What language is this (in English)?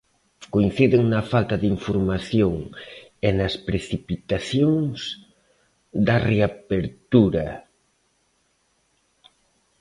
Galician